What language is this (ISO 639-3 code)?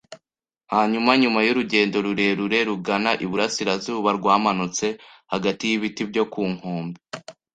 kin